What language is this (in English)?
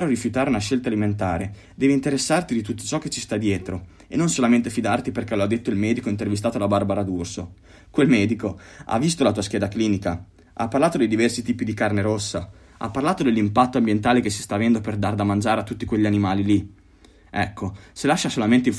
Italian